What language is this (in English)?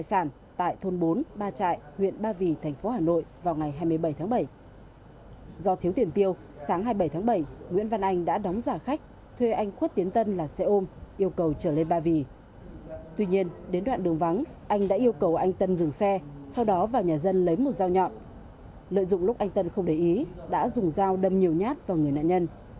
Vietnamese